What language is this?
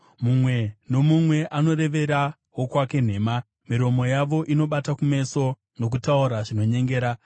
Shona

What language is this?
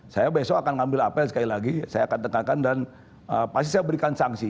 Indonesian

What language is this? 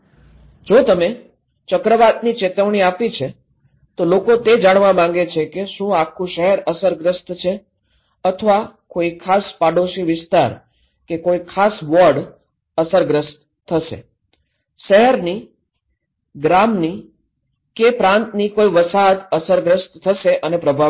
Gujarati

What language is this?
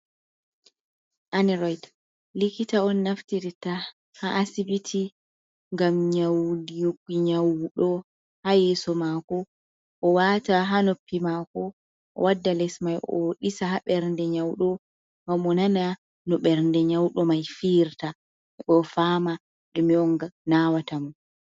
Fula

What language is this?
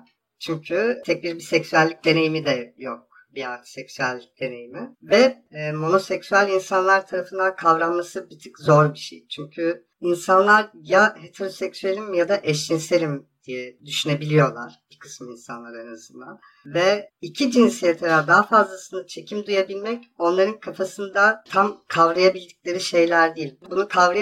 Turkish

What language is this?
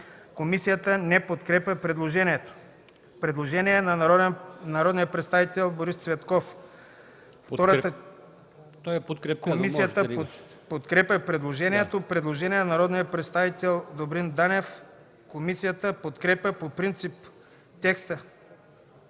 Bulgarian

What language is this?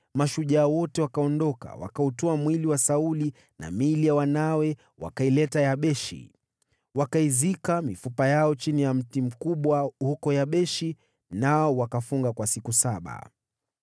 Swahili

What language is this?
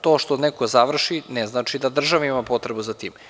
Serbian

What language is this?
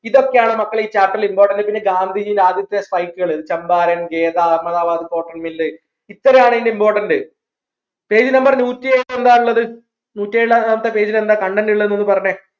Malayalam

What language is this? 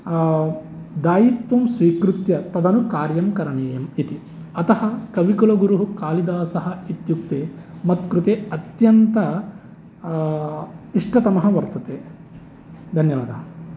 Sanskrit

